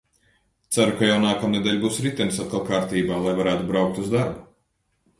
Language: Latvian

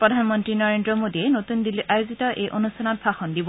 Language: Assamese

